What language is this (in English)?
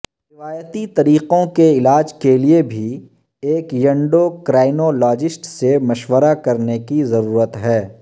Urdu